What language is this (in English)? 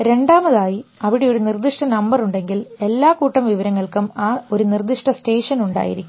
Malayalam